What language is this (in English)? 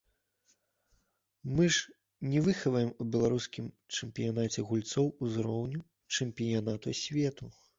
Belarusian